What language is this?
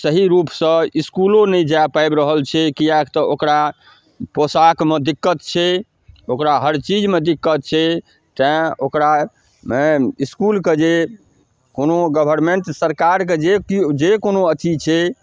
Maithili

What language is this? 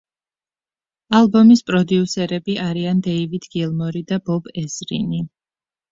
Georgian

